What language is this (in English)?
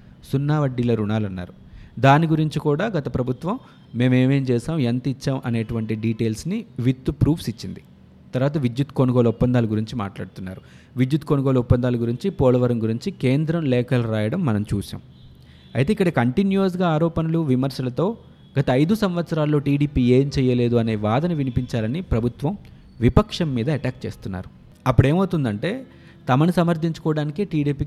Telugu